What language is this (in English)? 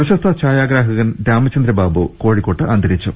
Malayalam